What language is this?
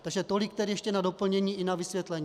Czech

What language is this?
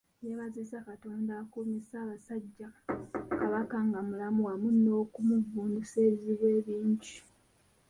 Ganda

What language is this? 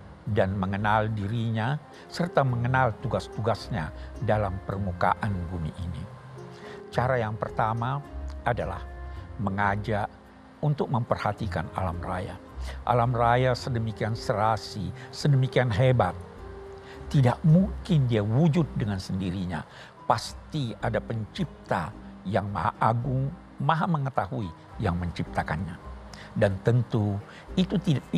Indonesian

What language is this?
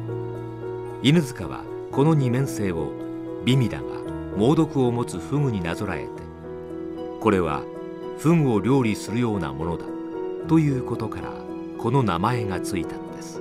Japanese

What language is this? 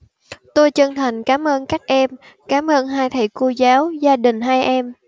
Vietnamese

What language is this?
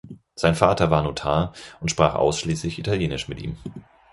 German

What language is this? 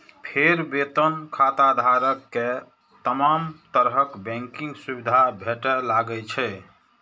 Maithili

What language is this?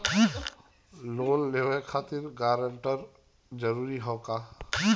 Bhojpuri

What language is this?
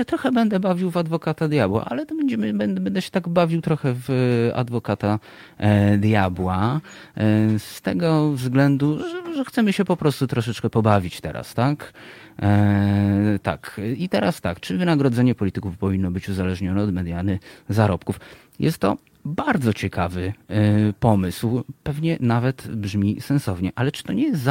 Polish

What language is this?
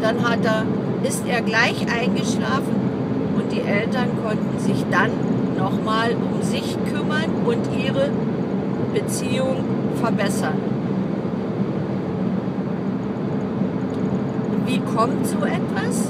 German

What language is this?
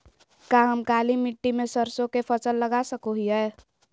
Magahi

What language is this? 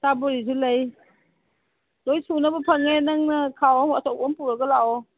Manipuri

